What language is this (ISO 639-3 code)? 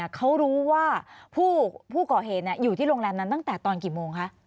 tha